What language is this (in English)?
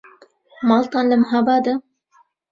Central Kurdish